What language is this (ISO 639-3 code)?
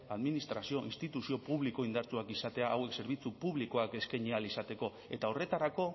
eus